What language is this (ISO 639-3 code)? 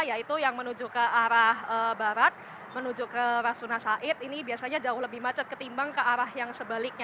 ind